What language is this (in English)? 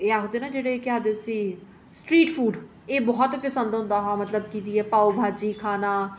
Dogri